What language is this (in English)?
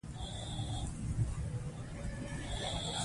Pashto